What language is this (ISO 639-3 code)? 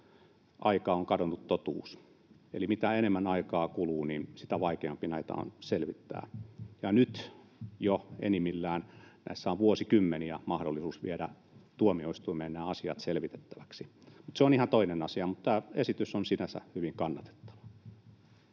fin